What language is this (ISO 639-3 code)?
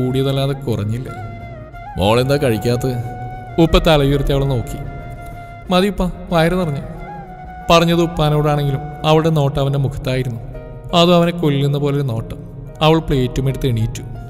mal